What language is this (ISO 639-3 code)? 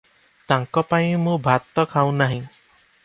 ori